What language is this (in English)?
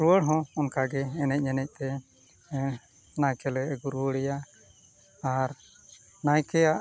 Santali